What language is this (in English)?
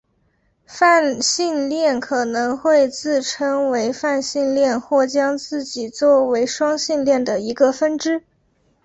Chinese